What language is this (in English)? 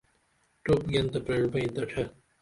Dameli